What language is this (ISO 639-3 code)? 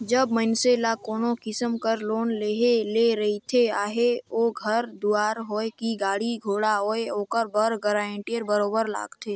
hne